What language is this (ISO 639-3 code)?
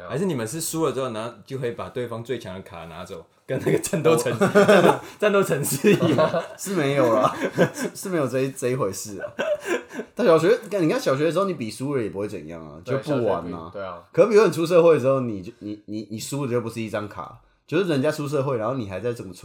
zho